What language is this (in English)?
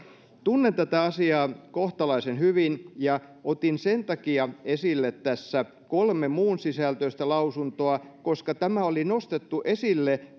Finnish